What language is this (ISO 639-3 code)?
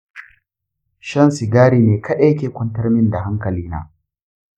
hau